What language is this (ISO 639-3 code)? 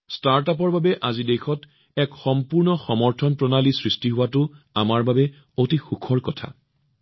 asm